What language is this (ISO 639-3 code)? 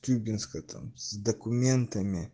rus